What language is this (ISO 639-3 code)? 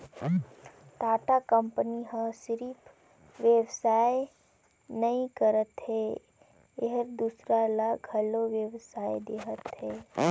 hne